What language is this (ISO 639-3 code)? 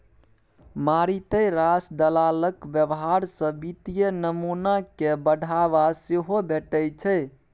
mai